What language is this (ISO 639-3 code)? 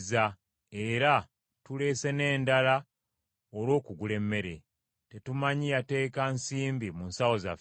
lug